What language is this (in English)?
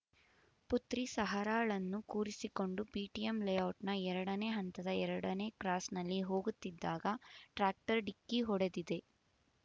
Kannada